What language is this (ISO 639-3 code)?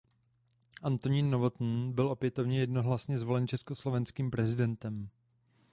ces